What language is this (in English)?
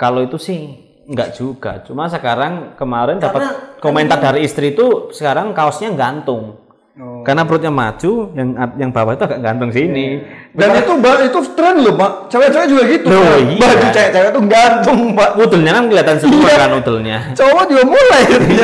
Indonesian